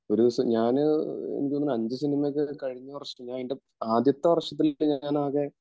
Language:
Malayalam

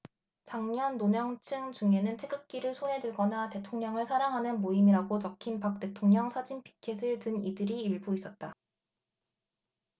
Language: Korean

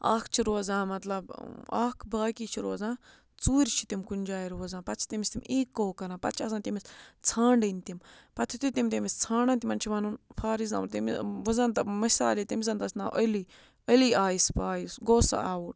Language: Kashmiri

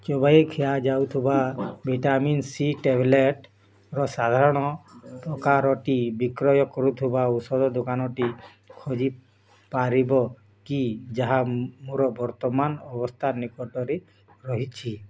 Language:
Odia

